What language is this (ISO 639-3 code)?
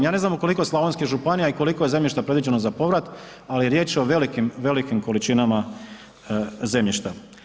hrv